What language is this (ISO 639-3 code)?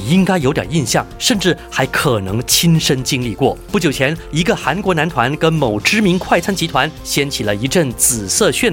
zho